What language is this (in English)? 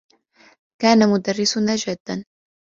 Arabic